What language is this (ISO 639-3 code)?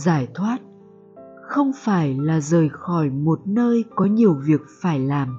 vie